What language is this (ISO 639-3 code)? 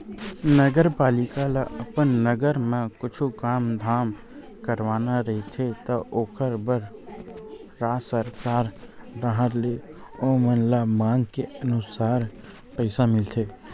hne